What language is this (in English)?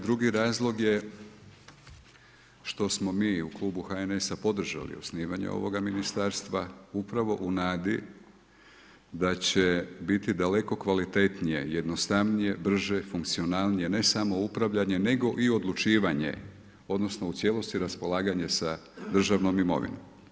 Croatian